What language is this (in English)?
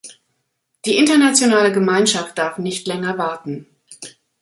German